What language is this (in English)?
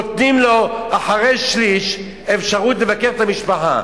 Hebrew